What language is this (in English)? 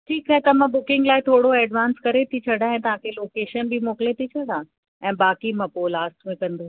Sindhi